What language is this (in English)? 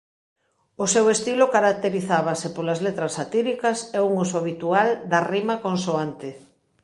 Galician